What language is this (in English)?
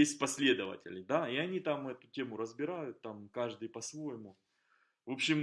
Russian